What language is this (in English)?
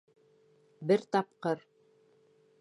Bashkir